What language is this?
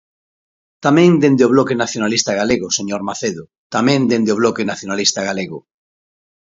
Galician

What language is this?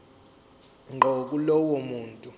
Zulu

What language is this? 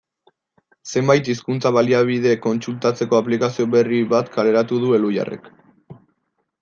Basque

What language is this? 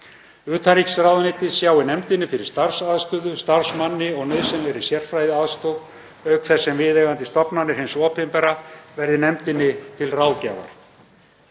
Icelandic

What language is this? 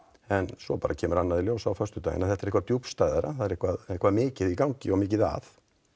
Icelandic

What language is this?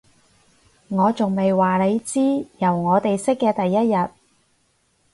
Cantonese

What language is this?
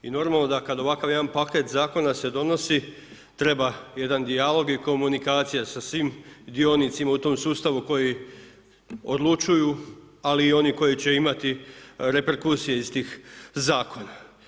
Croatian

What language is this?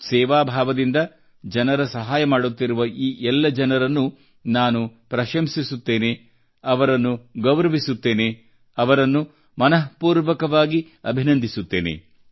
Kannada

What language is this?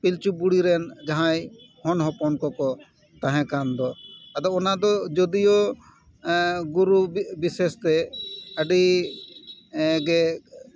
Santali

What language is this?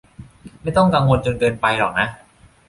Thai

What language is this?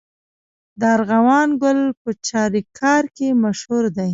Pashto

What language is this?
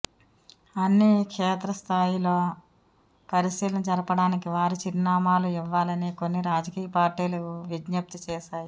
Telugu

